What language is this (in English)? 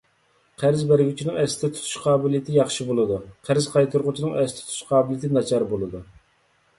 Uyghur